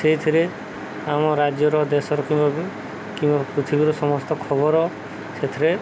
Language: Odia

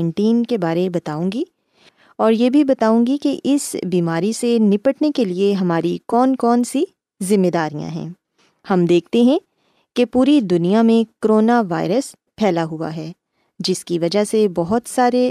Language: Urdu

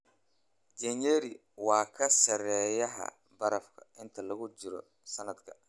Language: Somali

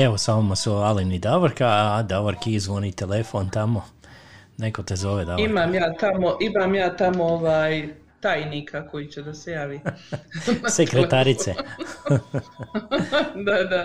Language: Croatian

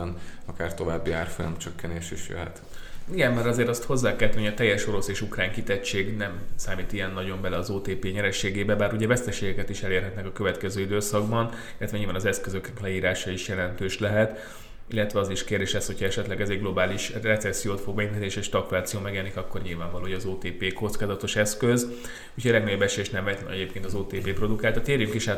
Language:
Hungarian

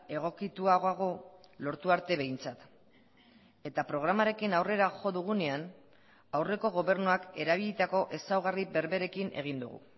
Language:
Basque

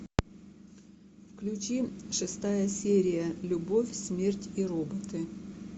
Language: Russian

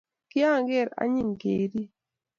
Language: Kalenjin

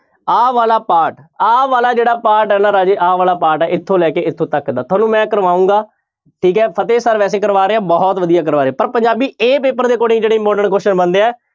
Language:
Punjabi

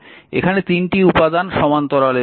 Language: Bangla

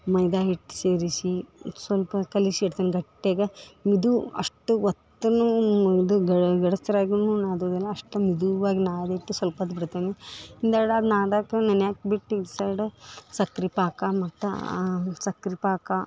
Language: Kannada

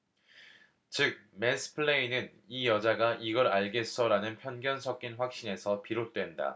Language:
Korean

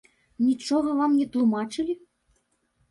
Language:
Belarusian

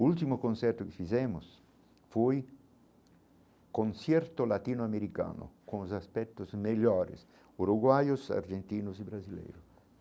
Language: Portuguese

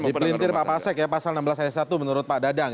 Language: Indonesian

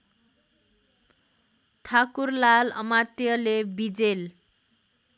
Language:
Nepali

